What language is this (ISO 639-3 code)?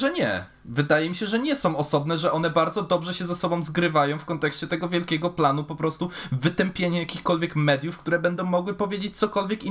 pol